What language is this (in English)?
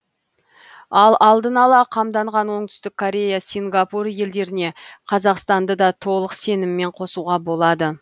Kazakh